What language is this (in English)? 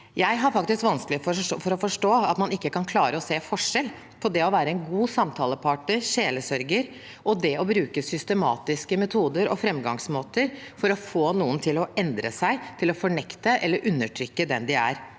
Norwegian